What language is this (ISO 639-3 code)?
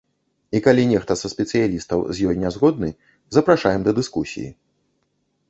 bel